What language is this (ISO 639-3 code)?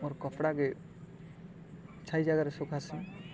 ori